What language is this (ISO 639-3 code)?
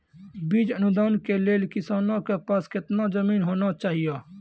mai